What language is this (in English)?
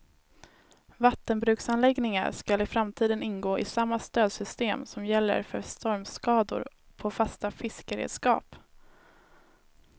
Swedish